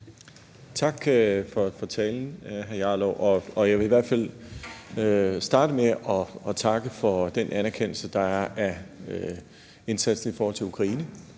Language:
Danish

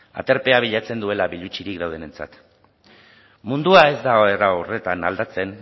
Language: Basque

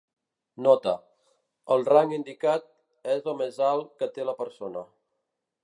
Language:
Catalan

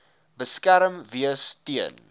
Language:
Afrikaans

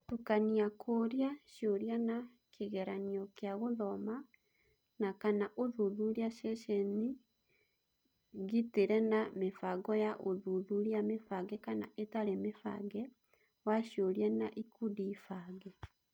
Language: Kikuyu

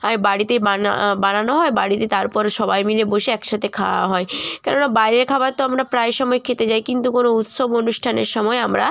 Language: Bangla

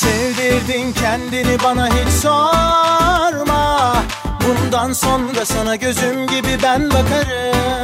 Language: Turkish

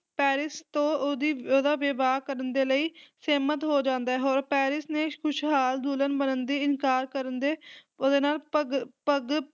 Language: Punjabi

